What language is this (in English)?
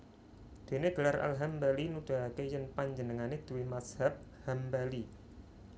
Javanese